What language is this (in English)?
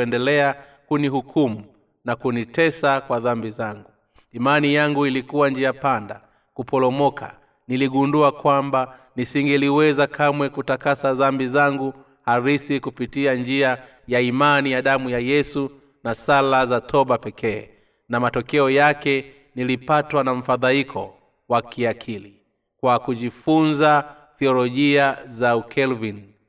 Swahili